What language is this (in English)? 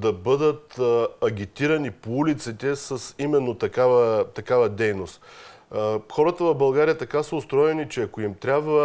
Bulgarian